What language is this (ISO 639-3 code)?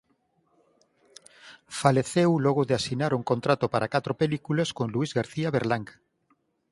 glg